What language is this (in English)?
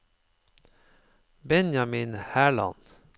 Norwegian